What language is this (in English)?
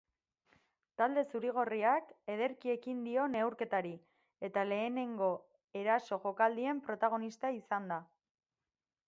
Basque